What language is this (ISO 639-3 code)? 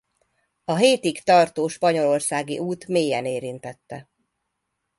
hun